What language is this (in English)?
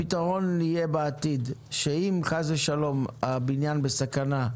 Hebrew